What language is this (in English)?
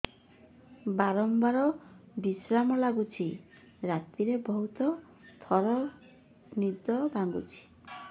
Odia